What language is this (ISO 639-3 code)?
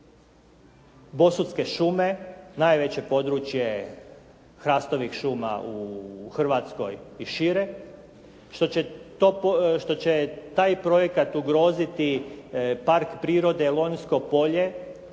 hrv